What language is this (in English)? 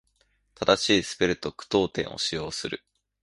Japanese